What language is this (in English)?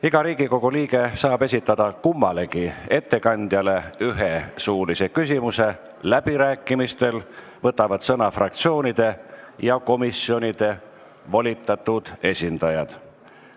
Estonian